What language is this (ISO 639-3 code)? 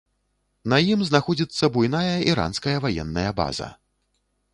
bel